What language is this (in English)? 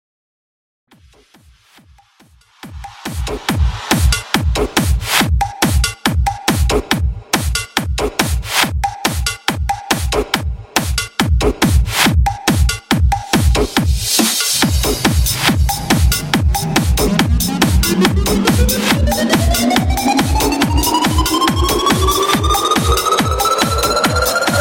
Vietnamese